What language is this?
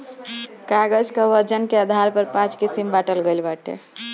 Bhojpuri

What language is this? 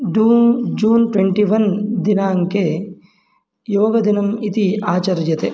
Sanskrit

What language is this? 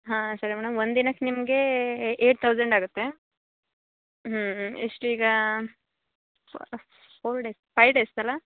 Kannada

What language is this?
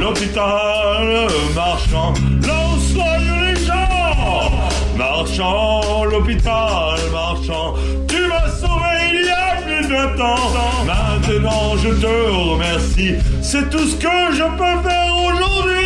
French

